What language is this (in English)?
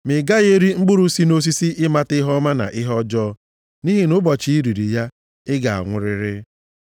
Igbo